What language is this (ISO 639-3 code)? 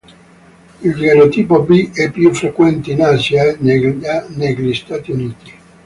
ita